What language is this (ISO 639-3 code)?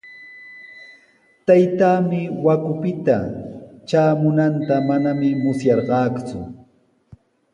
qws